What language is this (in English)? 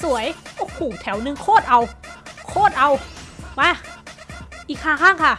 Thai